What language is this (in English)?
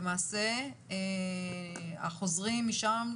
Hebrew